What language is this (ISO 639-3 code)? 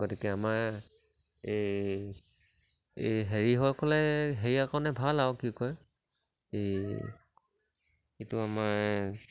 asm